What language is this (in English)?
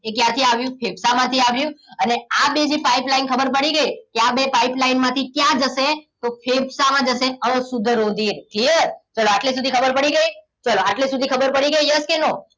Gujarati